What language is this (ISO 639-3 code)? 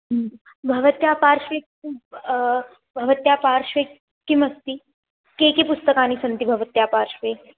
san